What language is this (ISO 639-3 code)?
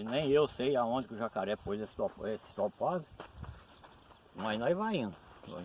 por